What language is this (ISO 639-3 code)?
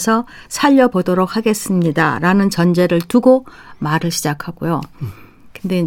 kor